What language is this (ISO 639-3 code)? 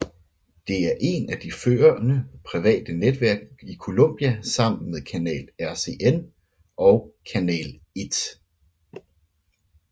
dan